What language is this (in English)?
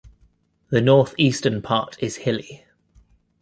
English